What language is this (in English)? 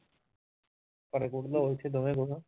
Punjabi